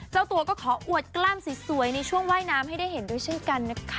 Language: Thai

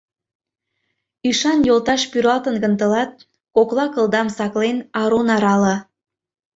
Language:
Mari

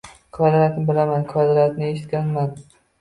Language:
Uzbek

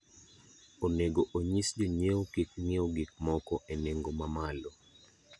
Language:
Luo (Kenya and Tanzania)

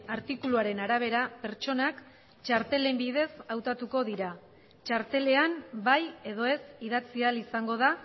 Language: Basque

